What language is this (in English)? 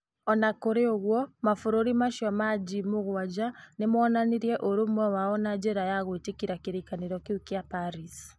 Kikuyu